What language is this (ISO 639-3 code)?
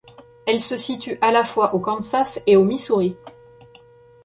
fra